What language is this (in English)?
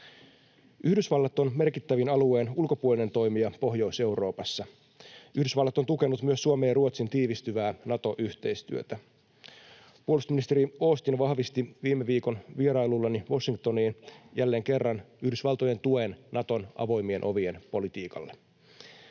Finnish